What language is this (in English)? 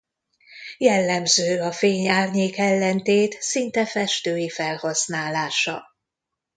Hungarian